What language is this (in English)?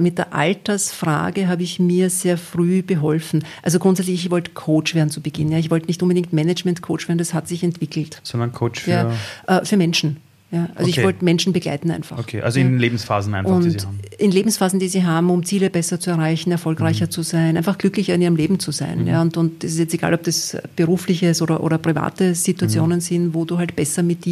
German